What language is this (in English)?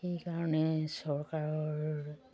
Assamese